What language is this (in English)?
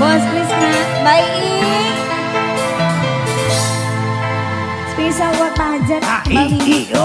Indonesian